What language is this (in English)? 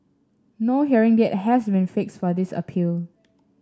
English